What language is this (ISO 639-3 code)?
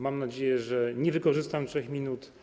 pol